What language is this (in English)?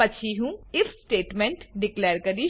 Gujarati